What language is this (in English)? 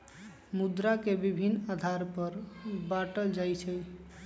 Magahi